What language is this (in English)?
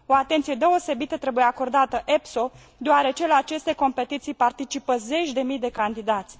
Romanian